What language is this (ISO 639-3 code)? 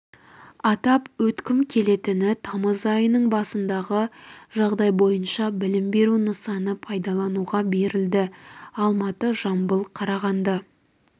kaz